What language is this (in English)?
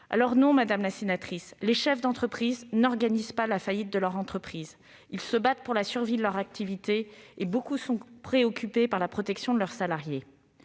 French